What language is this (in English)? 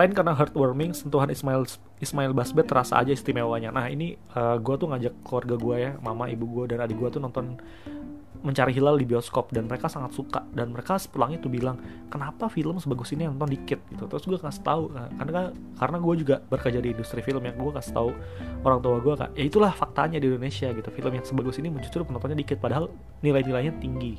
Indonesian